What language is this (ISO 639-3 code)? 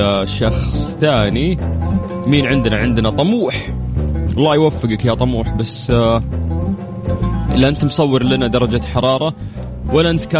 ara